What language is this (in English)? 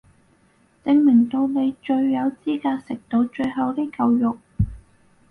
Cantonese